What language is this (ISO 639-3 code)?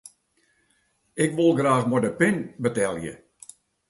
fry